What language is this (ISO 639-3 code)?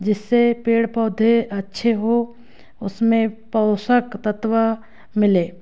hin